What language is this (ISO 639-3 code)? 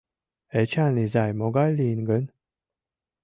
chm